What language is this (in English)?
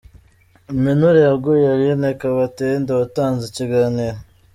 Kinyarwanda